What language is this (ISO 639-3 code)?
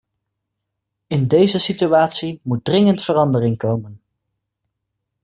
nld